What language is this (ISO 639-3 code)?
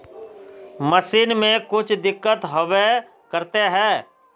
mag